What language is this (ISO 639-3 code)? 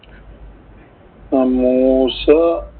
mal